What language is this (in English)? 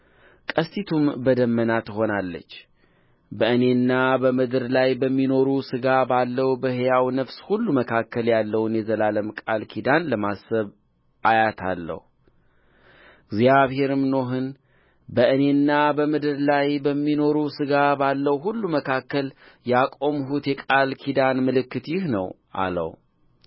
Amharic